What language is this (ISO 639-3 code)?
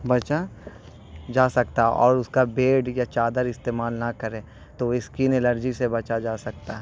urd